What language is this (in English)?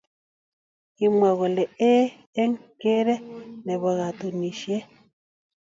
Kalenjin